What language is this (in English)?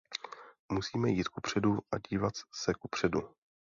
Czech